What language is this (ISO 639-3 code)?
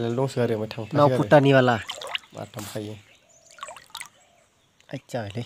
tha